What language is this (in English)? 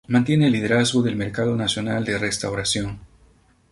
Spanish